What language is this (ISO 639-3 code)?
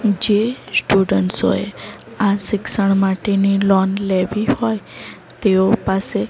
guj